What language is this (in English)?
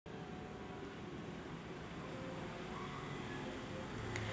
Marathi